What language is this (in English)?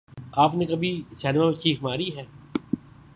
Urdu